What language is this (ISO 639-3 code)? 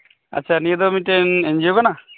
sat